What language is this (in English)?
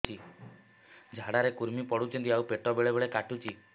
Odia